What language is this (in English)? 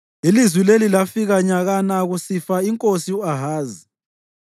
North Ndebele